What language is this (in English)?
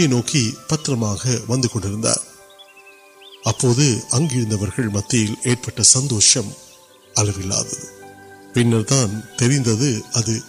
Urdu